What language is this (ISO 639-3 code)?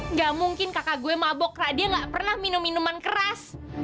ind